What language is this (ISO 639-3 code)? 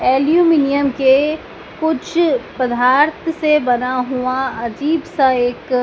hin